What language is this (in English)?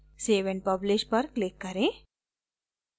Hindi